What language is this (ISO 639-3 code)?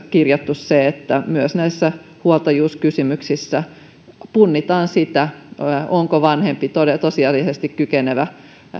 fin